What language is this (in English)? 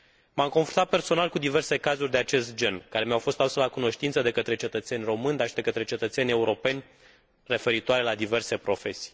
Romanian